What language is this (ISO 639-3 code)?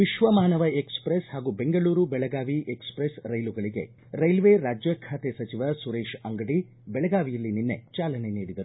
kan